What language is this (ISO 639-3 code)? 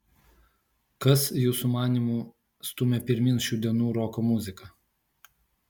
lit